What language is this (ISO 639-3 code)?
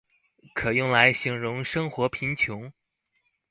zho